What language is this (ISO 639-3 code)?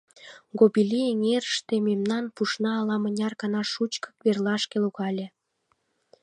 chm